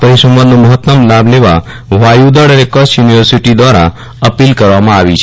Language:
Gujarati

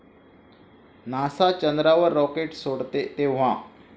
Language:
Marathi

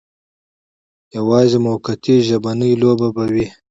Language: Pashto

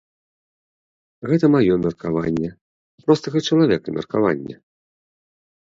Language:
Belarusian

